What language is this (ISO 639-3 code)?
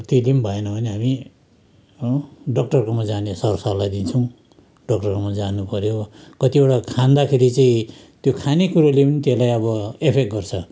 nep